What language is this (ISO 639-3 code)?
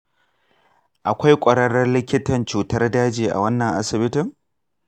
hau